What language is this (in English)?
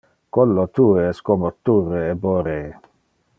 Interlingua